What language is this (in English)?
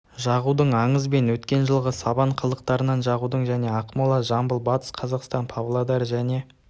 Kazakh